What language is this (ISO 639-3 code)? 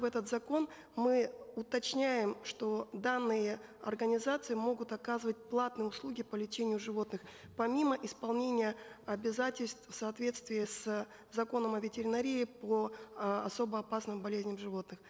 kaz